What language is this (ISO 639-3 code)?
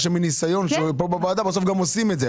heb